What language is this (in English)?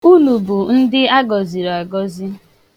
Igbo